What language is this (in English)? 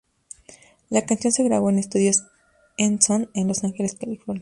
Spanish